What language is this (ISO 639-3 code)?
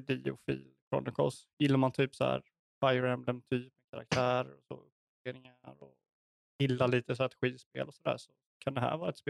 swe